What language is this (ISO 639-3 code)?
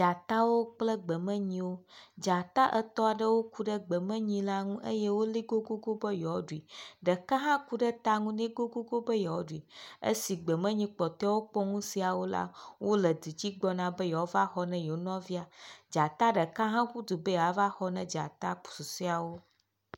ewe